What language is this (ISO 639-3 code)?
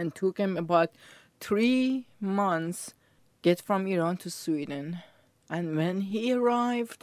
eng